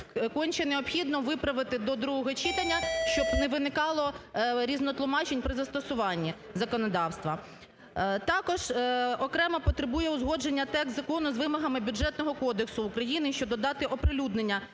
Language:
Ukrainian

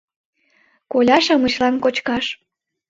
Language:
Mari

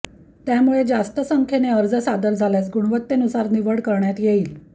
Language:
Marathi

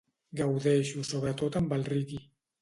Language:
Catalan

